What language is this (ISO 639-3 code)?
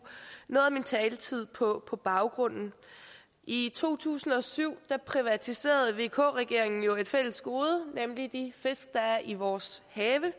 dan